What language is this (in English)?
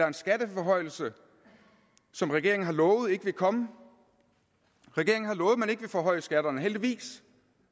Danish